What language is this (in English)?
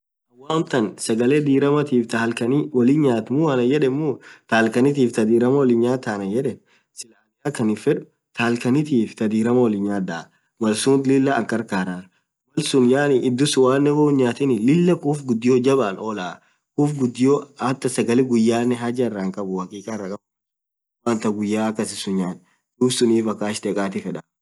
Orma